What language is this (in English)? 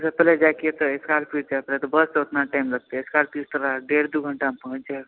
Maithili